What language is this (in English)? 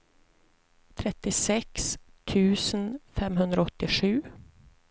Swedish